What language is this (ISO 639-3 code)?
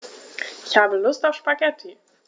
deu